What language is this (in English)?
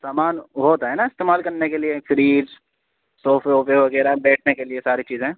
Urdu